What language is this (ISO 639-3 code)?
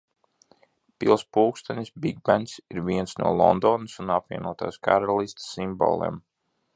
lav